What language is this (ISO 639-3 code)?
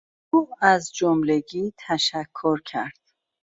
fas